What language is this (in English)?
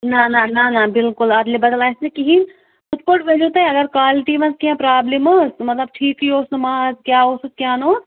Kashmiri